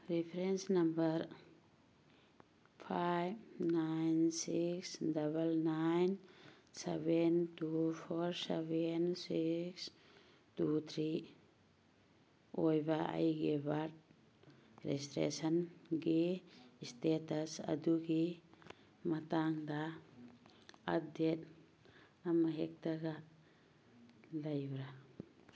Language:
Manipuri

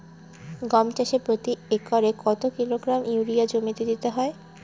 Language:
Bangla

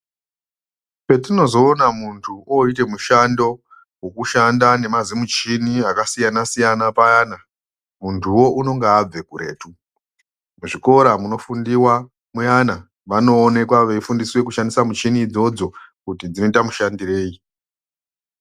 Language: Ndau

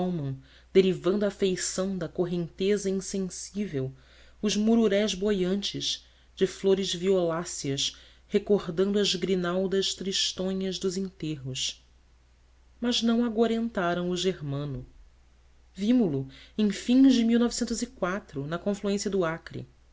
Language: Portuguese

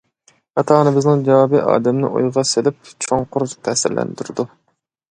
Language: Uyghur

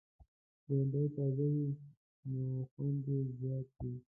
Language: Pashto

